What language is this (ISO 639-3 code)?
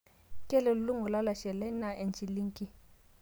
mas